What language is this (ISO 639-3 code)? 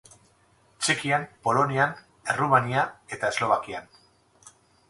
eus